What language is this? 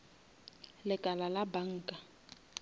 Northern Sotho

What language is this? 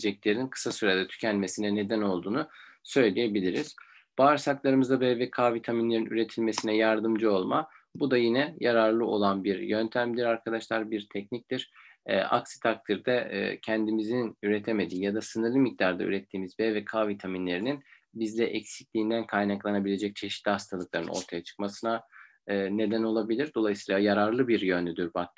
Turkish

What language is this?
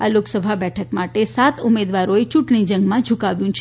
Gujarati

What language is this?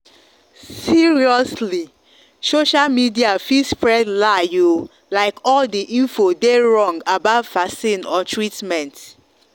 Nigerian Pidgin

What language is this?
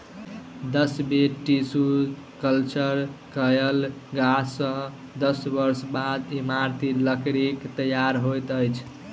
Maithili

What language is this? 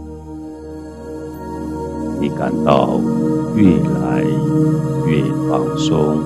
Chinese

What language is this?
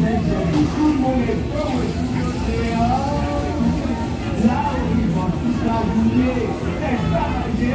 Korean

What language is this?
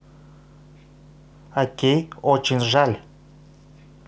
Russian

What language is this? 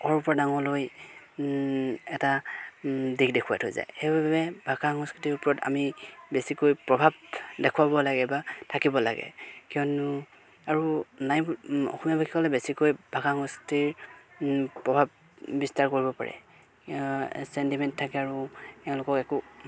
Assamese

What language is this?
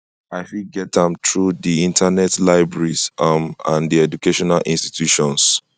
Nigerian Pidgin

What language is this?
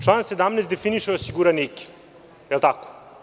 Serbian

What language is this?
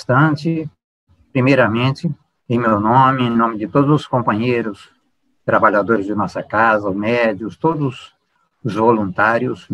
Portuguese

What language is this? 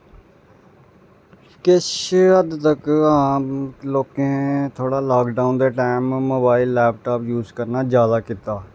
Dogri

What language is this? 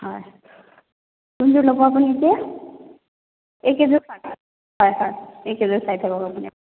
Assamese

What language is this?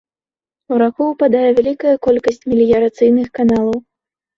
Belarusian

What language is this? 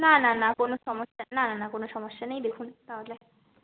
Bangla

